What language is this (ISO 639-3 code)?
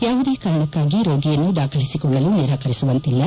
kan